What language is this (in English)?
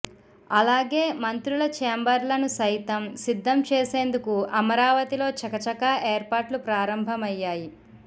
Telugu